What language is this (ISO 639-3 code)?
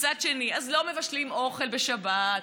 heb